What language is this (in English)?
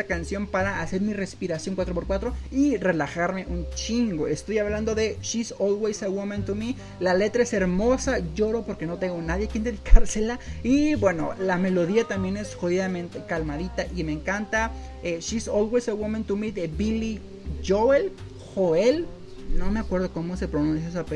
Spanish